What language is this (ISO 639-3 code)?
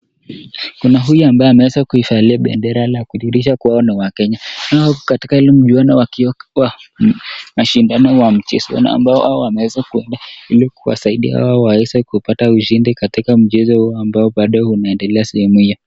swa